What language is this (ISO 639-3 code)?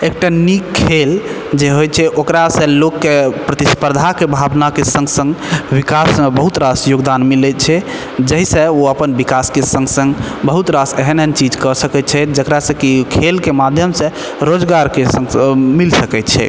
mai